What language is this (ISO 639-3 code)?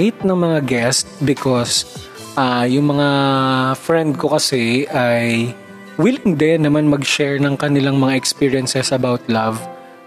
fil